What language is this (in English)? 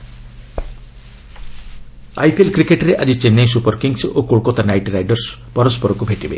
Odia